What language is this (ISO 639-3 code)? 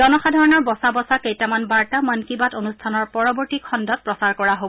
asm